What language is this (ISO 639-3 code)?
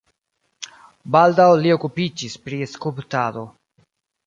epo